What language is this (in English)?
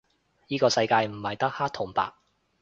Cantonese